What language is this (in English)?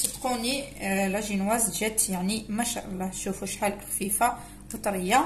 Arabic